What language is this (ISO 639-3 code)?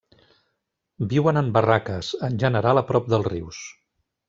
cat